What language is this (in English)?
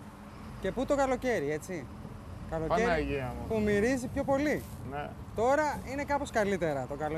Greek